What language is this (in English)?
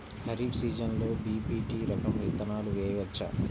Telugu